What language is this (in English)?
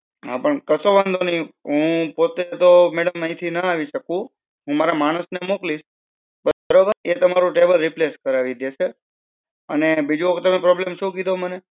Gujarati